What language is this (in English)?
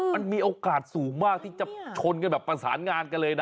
Thai